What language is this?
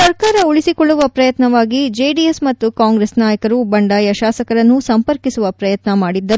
Kannada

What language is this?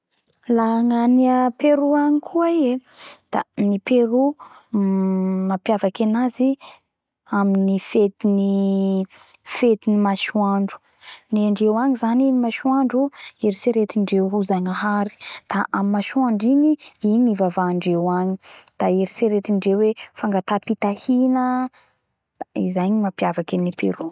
Bara Malagasy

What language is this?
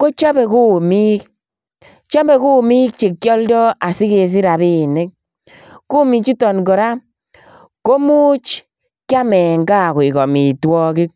Kalenjin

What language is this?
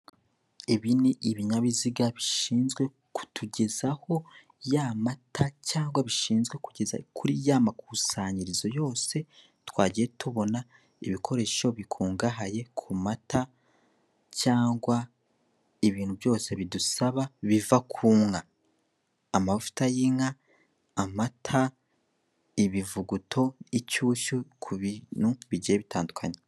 Kinyarwanda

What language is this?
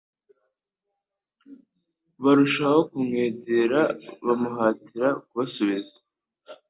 Kinyarwanda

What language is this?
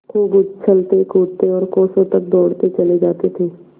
Hindi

